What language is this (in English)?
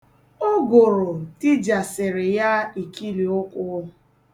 Igbo